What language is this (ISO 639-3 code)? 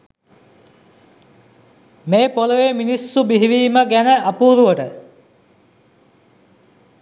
sin